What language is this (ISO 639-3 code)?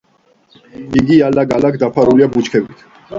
kat